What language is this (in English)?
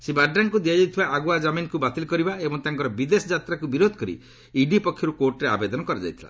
Odia